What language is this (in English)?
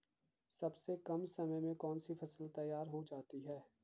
Hindi